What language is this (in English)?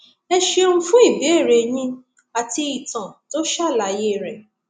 Yoruba